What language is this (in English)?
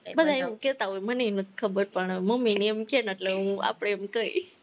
Gujarati